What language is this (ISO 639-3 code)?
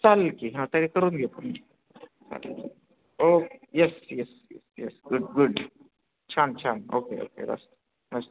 mar